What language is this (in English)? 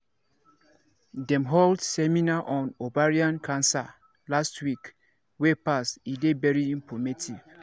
Nigerian Pidgin